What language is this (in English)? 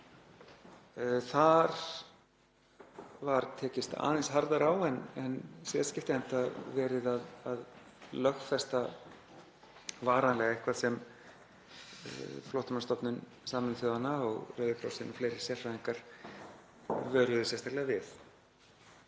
Icelandic